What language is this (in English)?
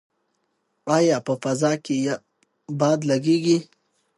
Pashto